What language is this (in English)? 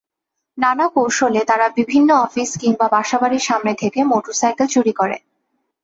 Bangla